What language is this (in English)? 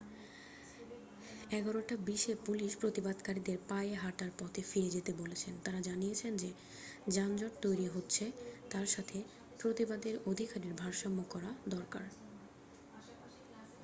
Bangla